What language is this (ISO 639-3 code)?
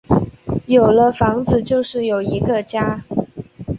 zho